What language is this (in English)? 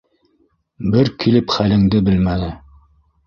Bashkir